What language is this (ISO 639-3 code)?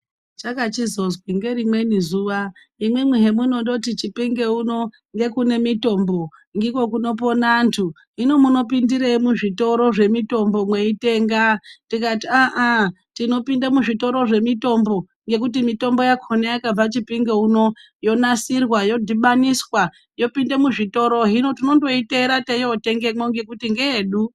ndc